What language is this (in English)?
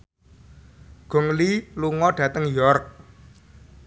Javanese